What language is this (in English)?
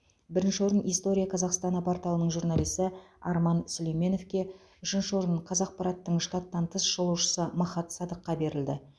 Kazakh